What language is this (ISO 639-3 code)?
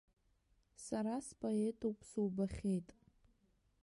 abk